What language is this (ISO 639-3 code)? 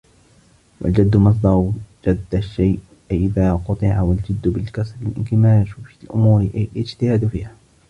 ara